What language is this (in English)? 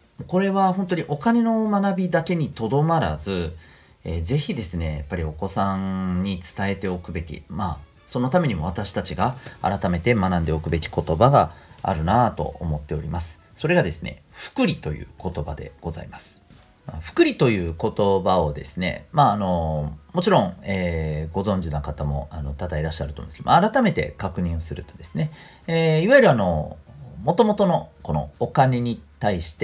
Japanese